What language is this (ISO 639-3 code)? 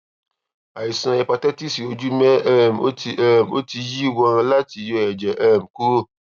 yor